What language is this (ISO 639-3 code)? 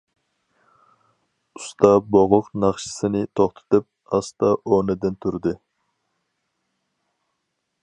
uig